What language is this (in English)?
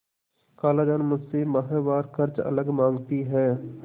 Hindi